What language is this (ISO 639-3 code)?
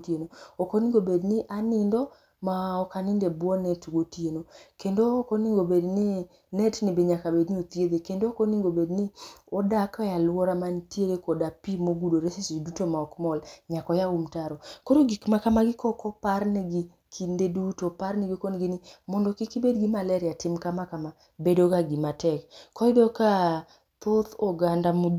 luo